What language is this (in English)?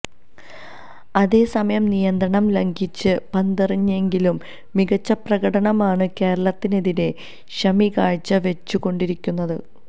Malayalam